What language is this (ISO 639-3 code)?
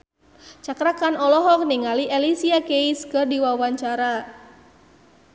sun